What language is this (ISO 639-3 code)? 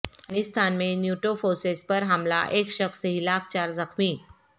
urd